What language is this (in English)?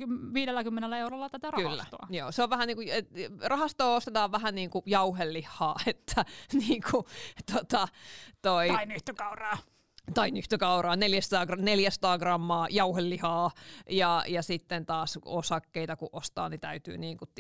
Finnish